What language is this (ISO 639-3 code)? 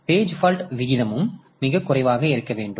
tam